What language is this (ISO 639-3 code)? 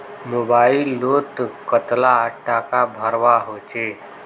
mag